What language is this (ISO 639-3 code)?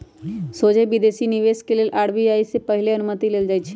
mag